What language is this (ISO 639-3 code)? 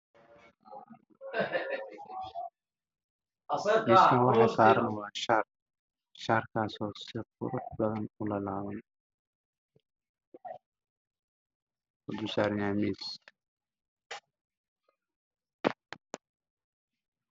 som